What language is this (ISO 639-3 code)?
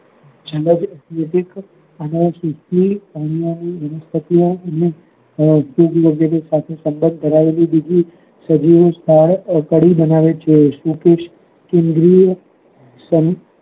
guj